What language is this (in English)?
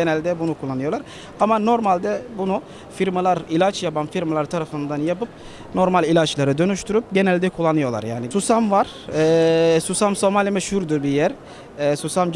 Turkish